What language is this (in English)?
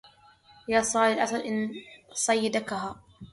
Arabic